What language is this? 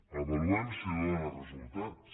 Catalan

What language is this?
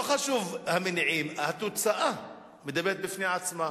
Hebrew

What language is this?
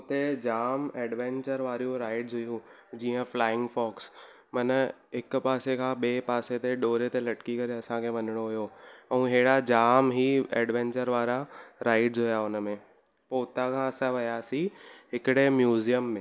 Sindhi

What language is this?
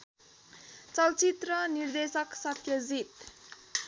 Nepali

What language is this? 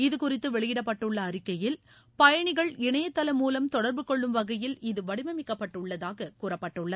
Tamil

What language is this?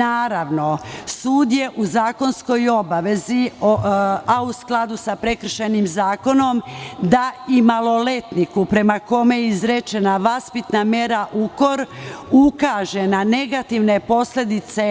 Serbian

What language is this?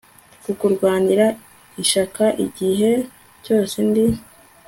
Kinyarwanda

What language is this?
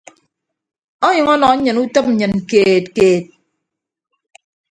Ibibio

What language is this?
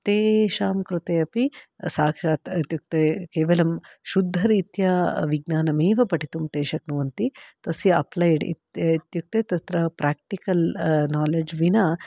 Sanskrit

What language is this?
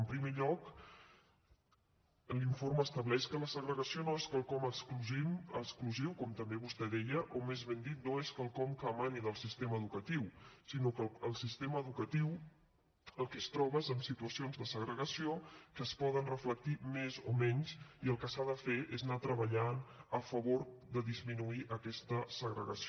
Catalan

